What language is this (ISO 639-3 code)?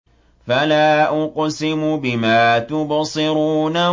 ara